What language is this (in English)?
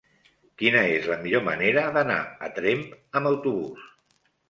Catalan